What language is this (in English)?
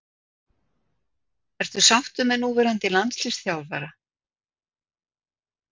Icelandic